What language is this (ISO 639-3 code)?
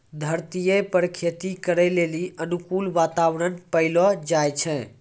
mai